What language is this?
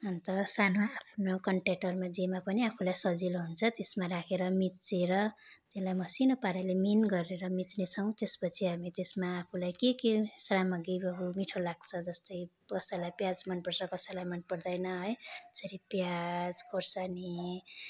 Nepali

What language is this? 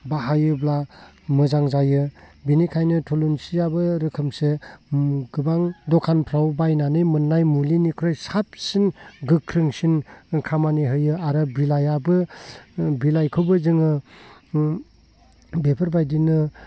Bodo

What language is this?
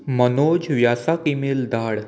Konkani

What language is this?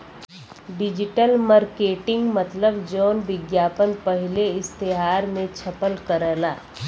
Bhojpuri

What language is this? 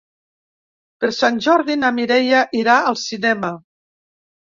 Catalan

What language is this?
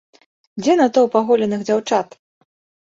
Belarusian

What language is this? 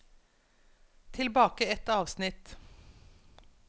Norwegian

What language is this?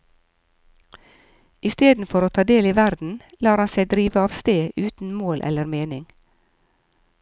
Norwegian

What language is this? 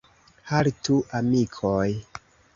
Esperanto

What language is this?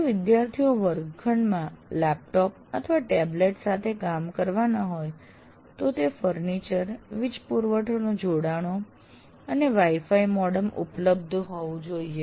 Gujarati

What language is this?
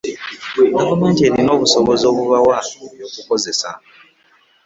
Ganda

